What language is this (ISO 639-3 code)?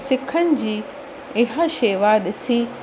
snd